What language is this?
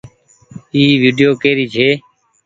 Goaria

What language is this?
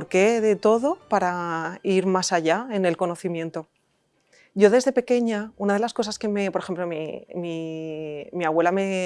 Spanish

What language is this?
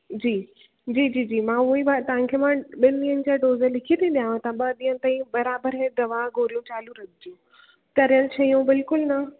Sindhi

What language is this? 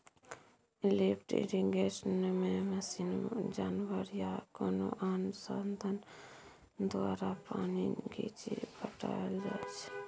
Maithili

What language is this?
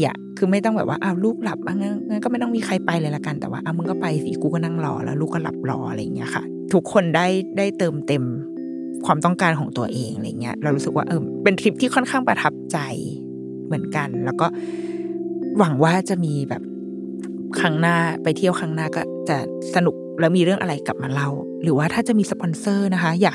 Thai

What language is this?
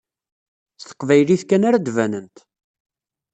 Kabyle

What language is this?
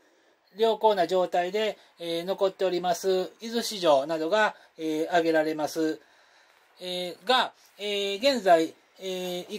Japanese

